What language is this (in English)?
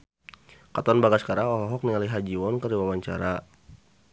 Sundanese